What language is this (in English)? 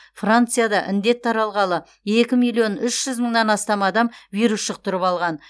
Kazakh